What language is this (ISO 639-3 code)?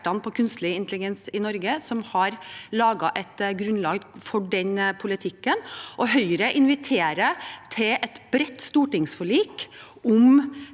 nor